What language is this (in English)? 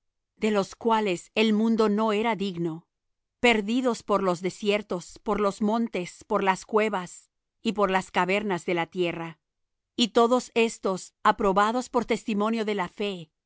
Spanish